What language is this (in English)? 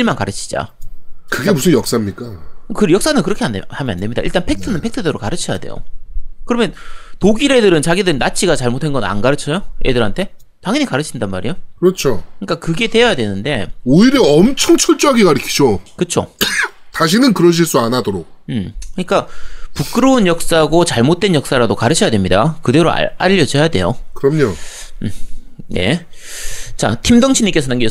Korean